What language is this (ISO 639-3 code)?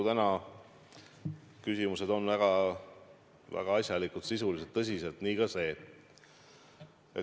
est